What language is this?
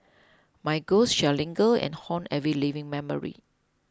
English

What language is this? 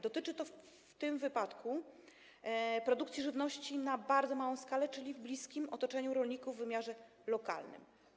Polish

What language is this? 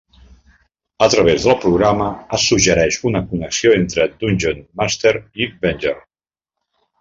Catalan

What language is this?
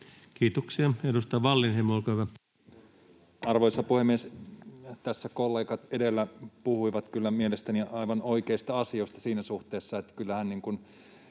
Finnish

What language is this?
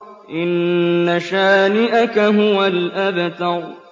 Arabic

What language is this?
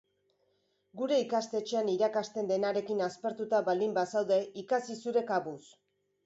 Basque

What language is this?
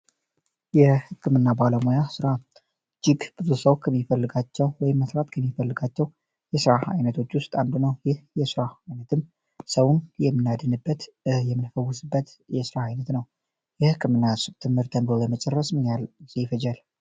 Amharic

